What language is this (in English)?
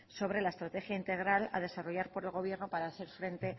Spanish